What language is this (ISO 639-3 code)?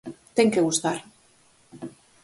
glg